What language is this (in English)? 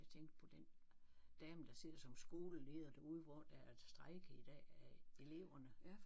Danish